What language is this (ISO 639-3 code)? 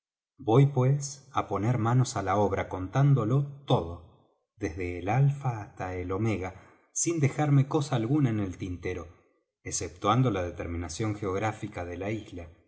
spa